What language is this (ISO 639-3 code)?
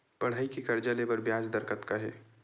hne